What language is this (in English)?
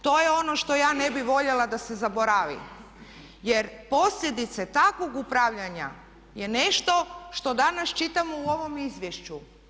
Croatian